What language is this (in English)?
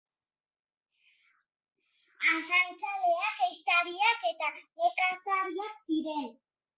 Basque